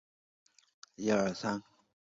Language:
Chinese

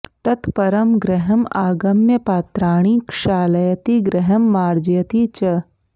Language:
Sanskrit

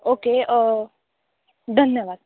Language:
Marathi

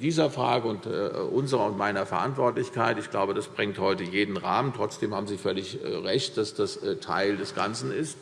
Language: German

